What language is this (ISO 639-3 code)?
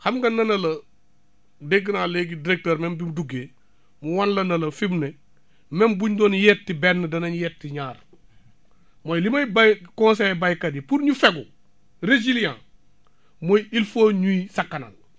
wol